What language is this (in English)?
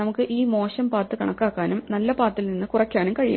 Malayalam